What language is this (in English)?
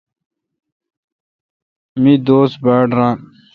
Kalkoti